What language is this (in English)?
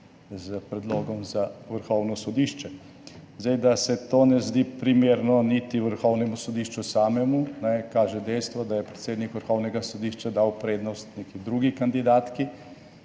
Slovenian